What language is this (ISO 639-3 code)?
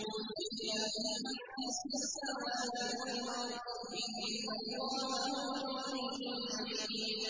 ara